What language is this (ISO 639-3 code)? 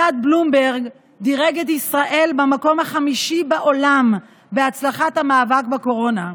heb